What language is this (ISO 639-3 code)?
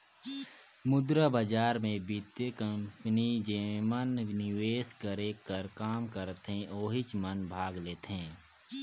hne